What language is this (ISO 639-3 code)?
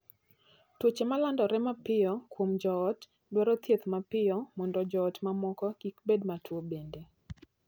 luo